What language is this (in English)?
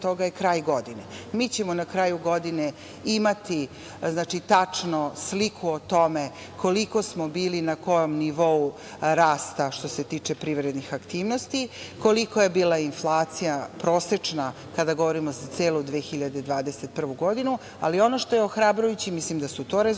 Serbian